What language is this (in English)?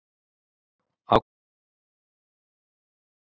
Icelandic